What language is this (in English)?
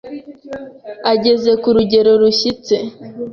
Kinyarwanda